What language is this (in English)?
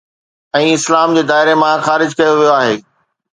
Sindhi